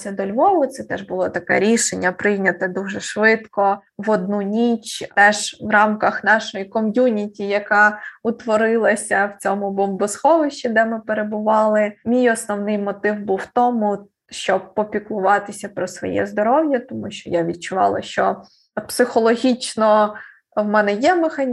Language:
Ukrainian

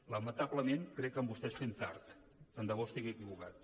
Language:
Catalan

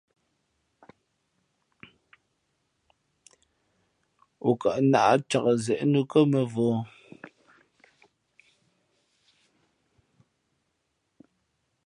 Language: Fe'fe'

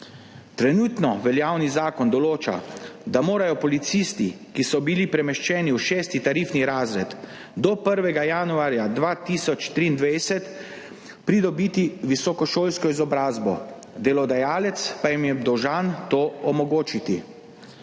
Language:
Slovenian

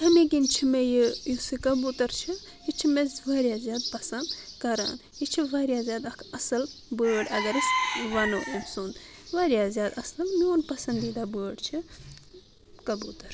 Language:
Kashmiri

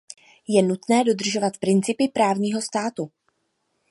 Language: Czech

